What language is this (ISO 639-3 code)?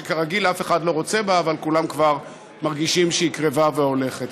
heb